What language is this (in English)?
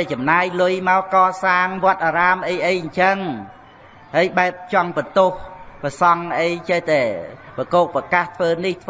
Vietnamese